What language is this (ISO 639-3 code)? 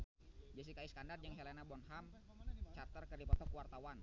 sun